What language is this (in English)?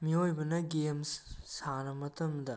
Manipuri